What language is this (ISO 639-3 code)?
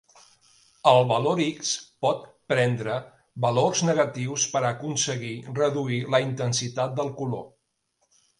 cat